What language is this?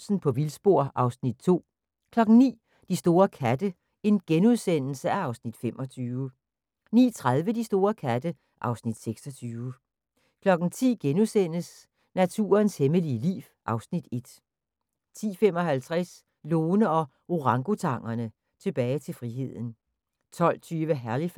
Danish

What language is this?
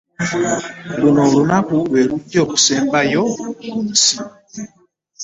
Ganda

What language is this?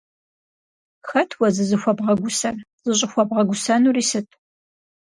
Kabardian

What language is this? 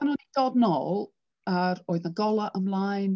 Welsh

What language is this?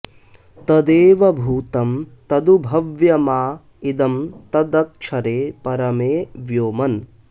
Sanskrit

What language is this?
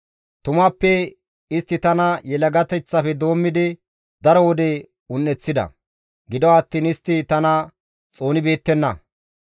Gamo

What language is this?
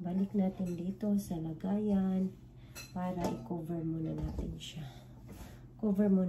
Filipino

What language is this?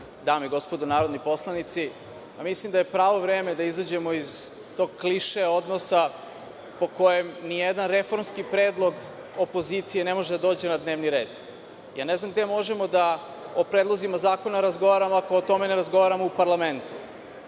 Serbian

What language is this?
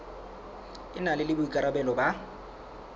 Southern Sotho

